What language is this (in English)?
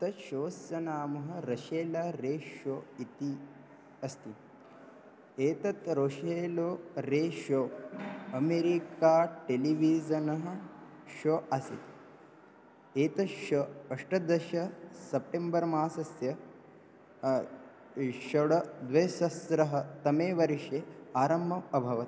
Sanskrit